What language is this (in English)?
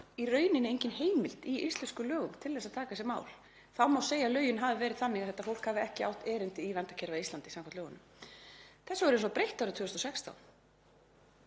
Icelandic